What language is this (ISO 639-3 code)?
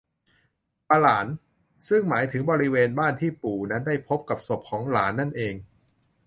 tha